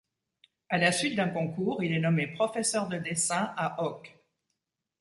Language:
French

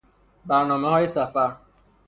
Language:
Persian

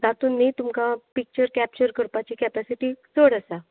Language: Konkani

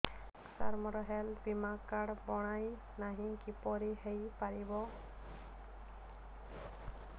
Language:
Odia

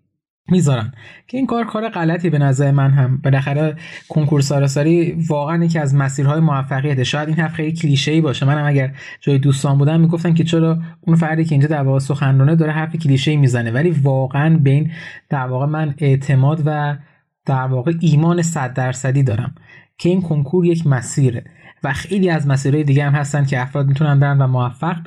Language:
Persian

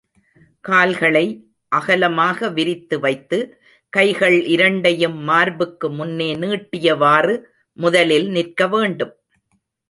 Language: Tamil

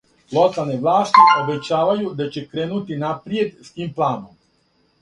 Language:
Serbian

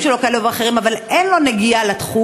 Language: Hebrew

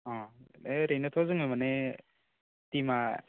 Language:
Bodo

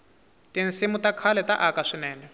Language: Tsonga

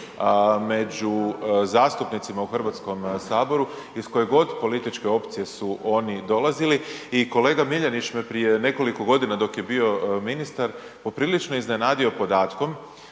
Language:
Croatian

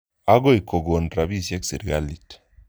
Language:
Kalenjin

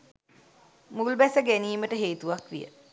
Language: Sinhala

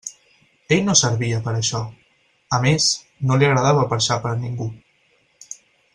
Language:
Catalan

